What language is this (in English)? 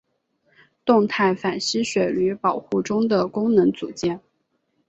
Chinese